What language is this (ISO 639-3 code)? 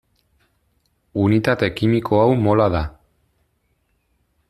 eus